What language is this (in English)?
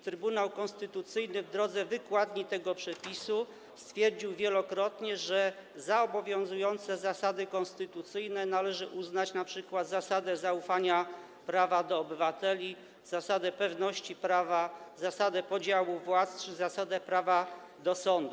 Polish